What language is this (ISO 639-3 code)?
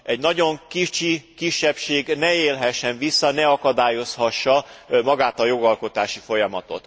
hun